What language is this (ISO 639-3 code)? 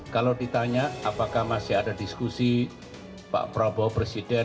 ind